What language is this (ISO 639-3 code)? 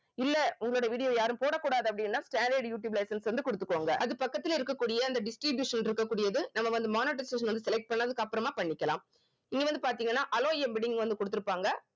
tam